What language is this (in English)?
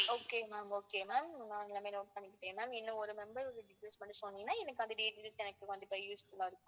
Tamil